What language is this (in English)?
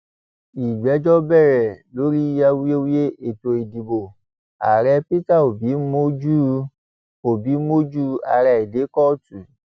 Yoruba